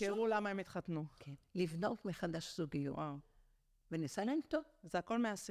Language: Hebrew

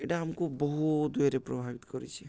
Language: Odia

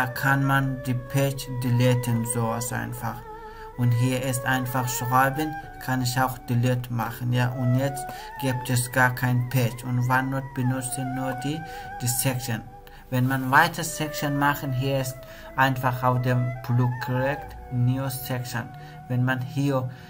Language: German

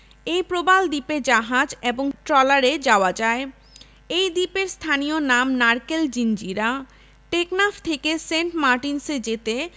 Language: Bangla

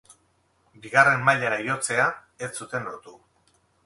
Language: Basque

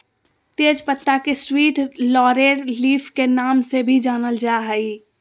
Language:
Magahi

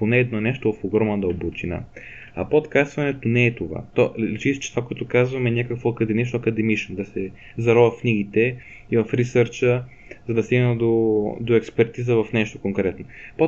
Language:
Bulgarian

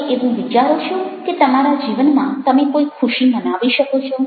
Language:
Gujarati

